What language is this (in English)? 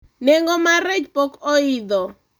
Luo (Kenya and Tanzania)